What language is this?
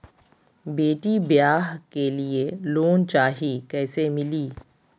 Magahi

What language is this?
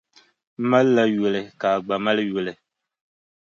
Dagbani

